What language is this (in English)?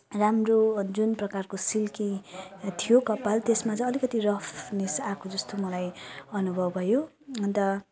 Nepali